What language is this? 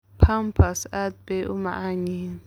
Somali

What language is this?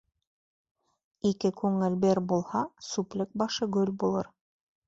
Bashkir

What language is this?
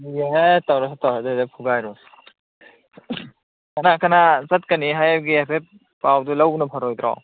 Manipuri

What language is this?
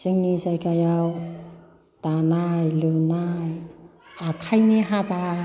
Bodo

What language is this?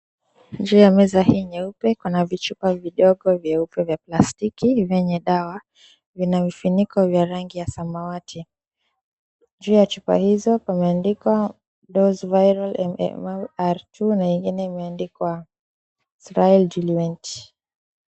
Swahili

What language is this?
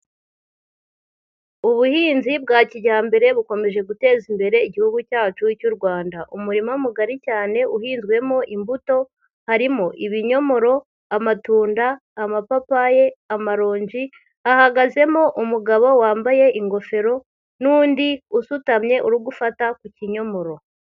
Kinyarwanda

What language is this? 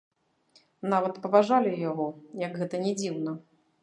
Belarusian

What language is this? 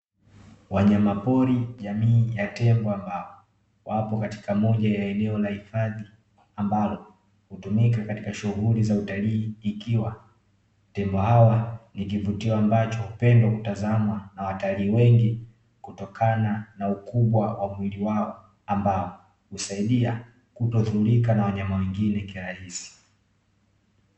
Swahili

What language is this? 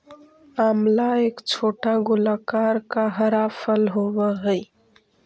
Magahi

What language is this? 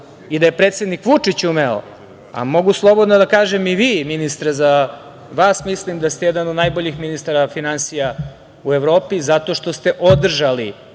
Serbian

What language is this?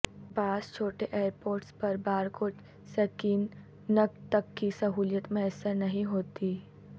Urdu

